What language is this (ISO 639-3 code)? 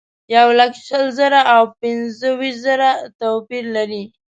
pus